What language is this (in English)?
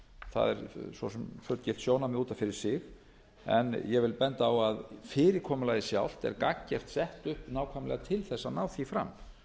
Icelandic